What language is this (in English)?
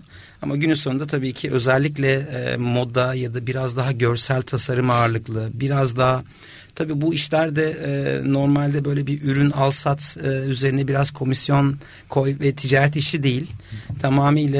Turkish